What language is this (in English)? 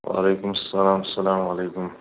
Kashmiri